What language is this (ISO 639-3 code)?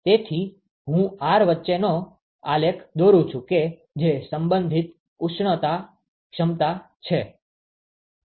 guj